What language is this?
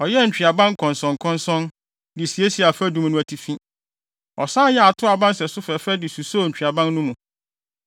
Akan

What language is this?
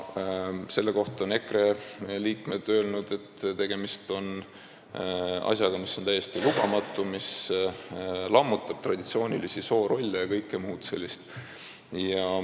Estonian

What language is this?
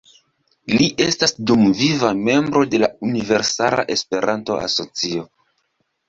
Esperanto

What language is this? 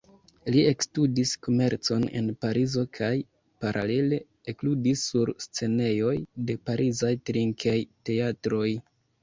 Esperanto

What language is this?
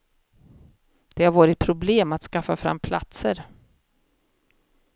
Swedish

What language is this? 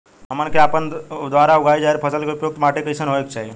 Bhojpuri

